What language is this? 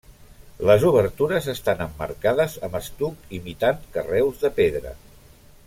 Catalan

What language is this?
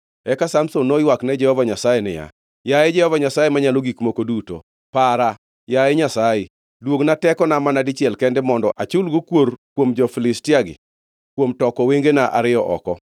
Luo (Kenya and Tanzania)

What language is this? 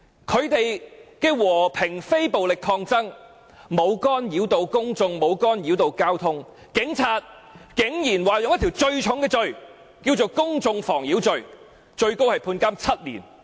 Cantonese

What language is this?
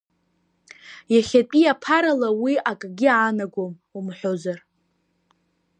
Abkhazian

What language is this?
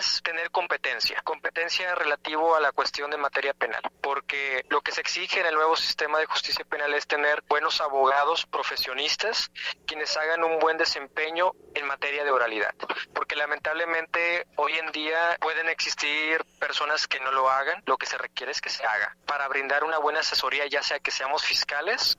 Spanish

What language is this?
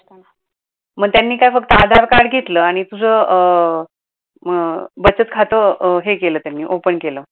Marathi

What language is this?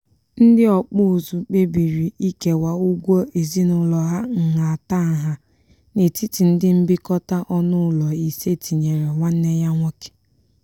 Igbo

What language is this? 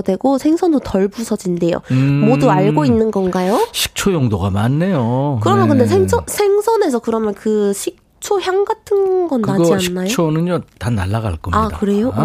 Korean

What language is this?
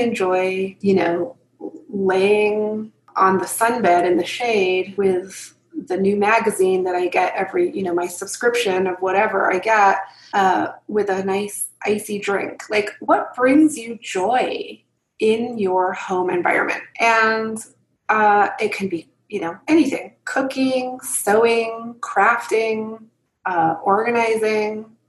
English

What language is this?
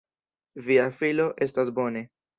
Esperanto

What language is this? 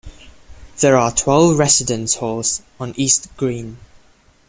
English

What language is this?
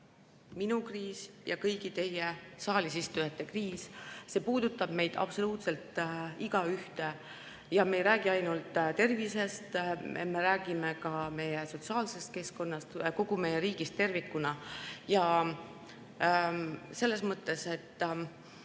Estonian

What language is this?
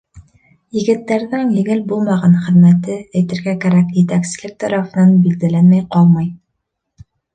Bashkir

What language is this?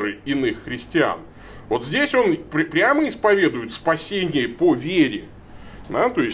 Russian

